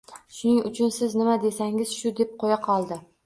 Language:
Uzbek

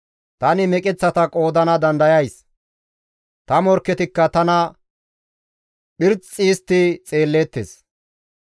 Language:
Gamo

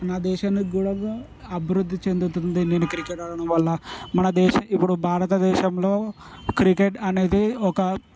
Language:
Telugu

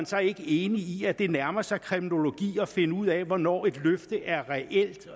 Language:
Danish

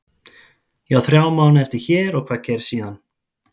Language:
Icelandic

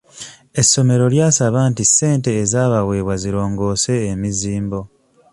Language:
Ganda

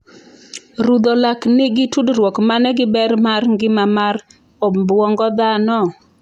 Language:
Luo (Kenya and Tanzania)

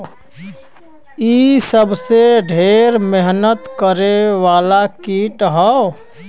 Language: Bhojpuri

